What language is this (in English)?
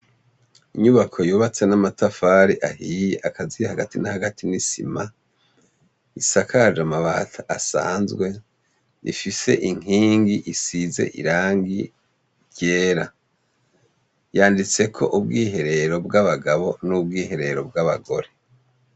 Rundi